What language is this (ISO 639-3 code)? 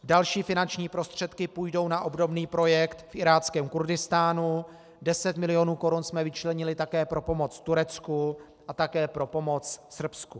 ces